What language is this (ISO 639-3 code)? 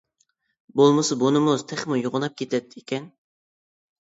uig